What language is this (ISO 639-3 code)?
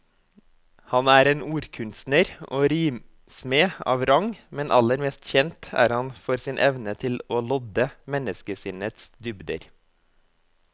nor